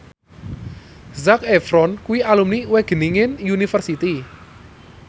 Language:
Javanese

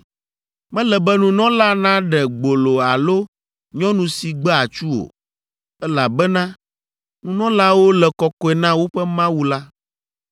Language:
Ewe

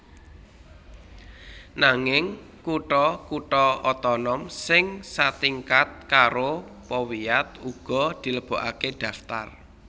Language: Javanese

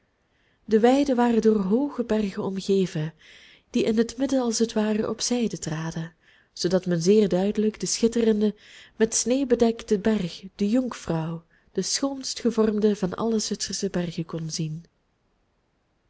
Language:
Dutch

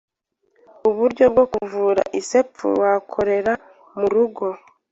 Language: Kinyarwanda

